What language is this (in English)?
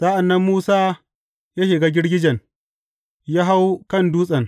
Hausa